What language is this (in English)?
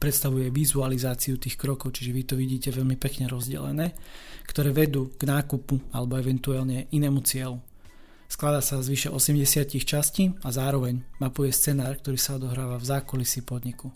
Slovak